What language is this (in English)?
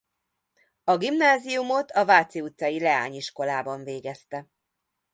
Hungarian